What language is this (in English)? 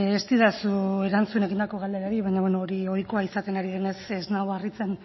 Basque